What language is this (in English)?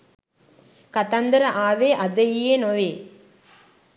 Sinhala